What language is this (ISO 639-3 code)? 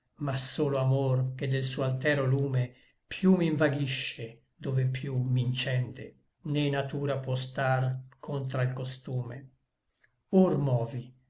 ita